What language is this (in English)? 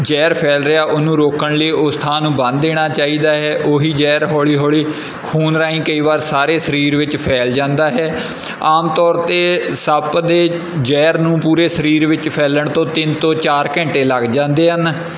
Punjabi